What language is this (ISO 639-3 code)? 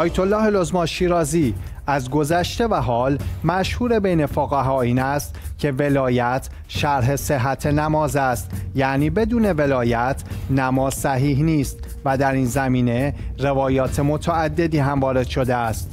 fas